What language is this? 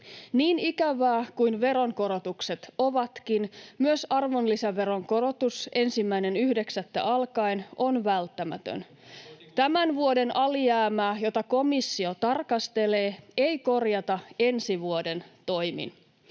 Finnish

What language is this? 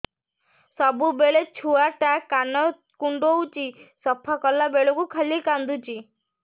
Odia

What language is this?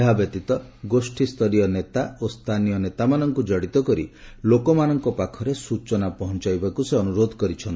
Odia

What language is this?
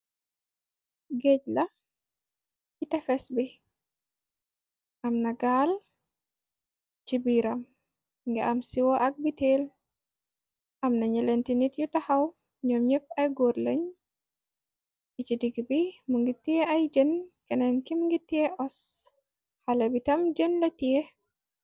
Wolof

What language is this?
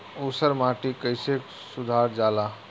Bhojpuri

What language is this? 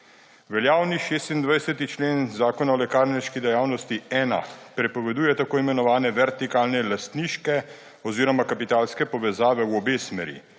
Slovenian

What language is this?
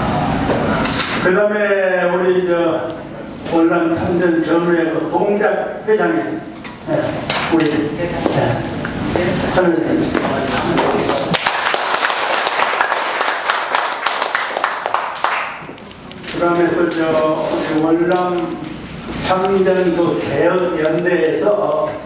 Korean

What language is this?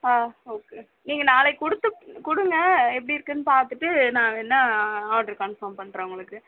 Tamil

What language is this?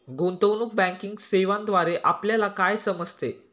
Marathi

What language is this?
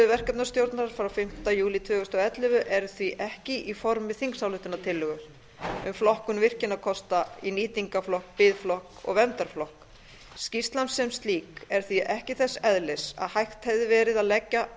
Icelandic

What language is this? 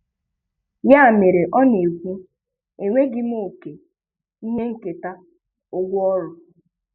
Igbo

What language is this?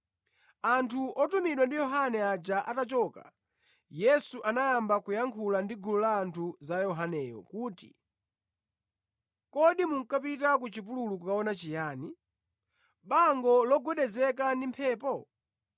Nyanja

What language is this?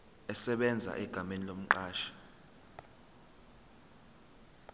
Zulu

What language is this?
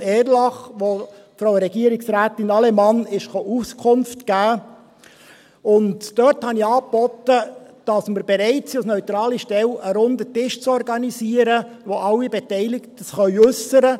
Swiss German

